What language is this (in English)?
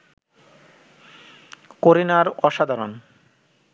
Bangla